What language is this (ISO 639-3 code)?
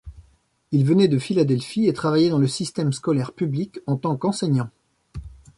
fra